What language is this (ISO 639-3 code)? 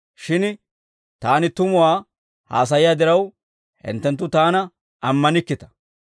dwr